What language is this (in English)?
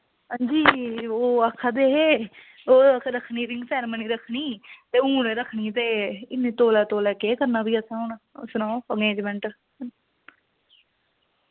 Dogri